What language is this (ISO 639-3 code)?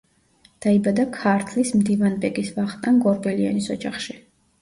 kat